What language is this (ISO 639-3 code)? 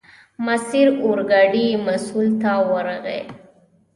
pus